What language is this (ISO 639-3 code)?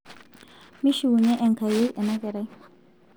mas